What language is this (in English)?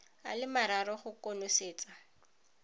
Tswana